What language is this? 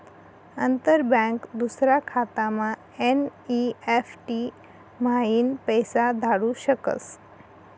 Marathi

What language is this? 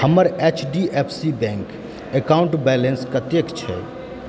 Maithili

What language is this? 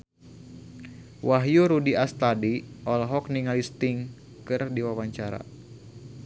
Sundanese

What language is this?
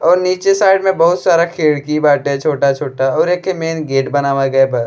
Bhojpuri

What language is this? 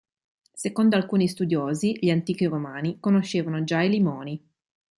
Italian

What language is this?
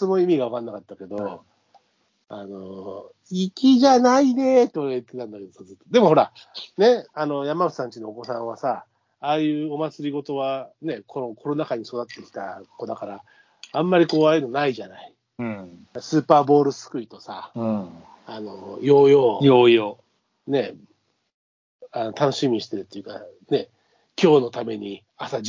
Japanese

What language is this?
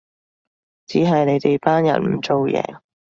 Cantonese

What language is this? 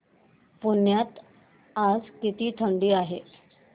Marathi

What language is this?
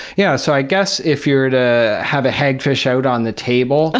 English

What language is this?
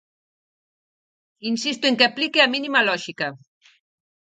Galician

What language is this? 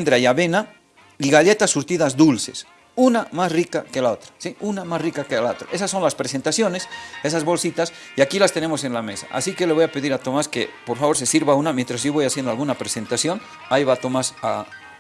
Spanish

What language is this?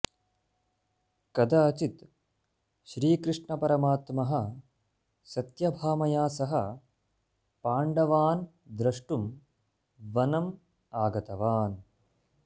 Sanskrit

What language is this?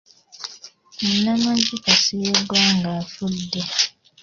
Ganda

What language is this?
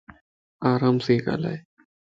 Lasi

